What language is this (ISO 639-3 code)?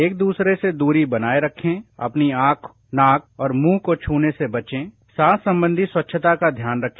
hin